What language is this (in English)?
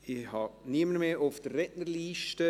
Swiss German